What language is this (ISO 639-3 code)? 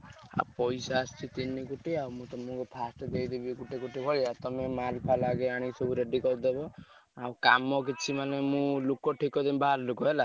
ori